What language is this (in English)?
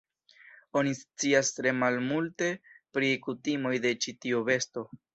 Esperanto